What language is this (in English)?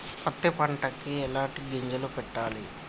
Telugu